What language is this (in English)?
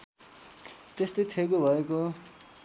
Nepali